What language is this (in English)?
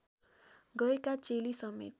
Nepali